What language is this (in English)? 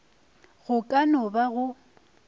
Northern Sotho